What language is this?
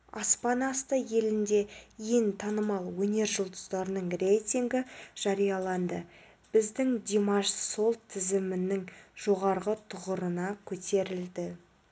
Kazakh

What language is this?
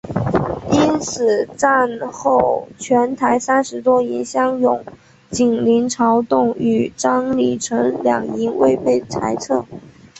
Chinese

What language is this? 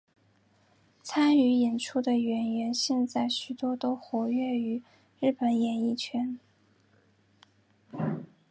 Chinese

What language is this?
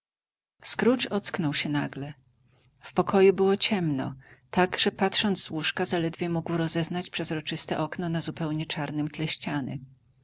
Polish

